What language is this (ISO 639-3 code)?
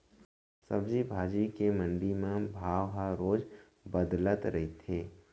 hne